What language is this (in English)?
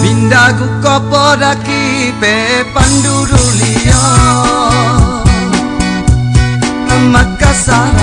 Indonesian